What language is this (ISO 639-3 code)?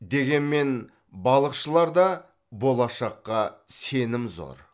kaz